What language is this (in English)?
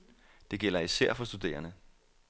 Danish